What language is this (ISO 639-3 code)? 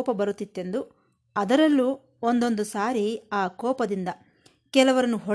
kan